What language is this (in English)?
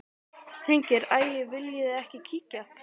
Icelandic